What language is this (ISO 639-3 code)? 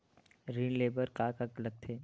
hne